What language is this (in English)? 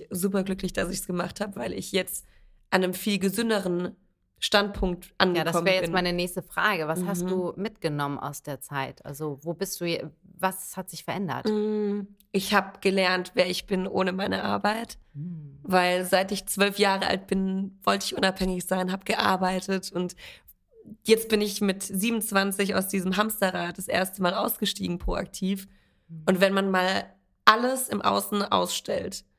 German